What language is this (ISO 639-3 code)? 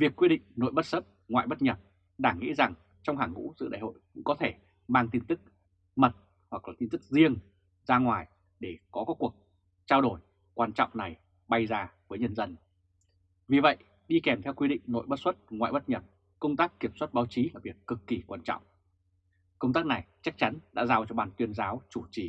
vie